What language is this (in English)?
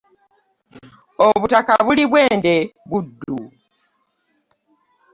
Ganda